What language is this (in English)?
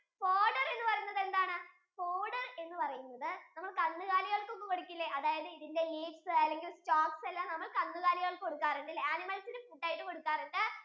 Malayalam